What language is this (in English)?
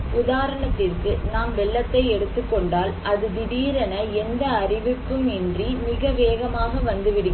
Tamil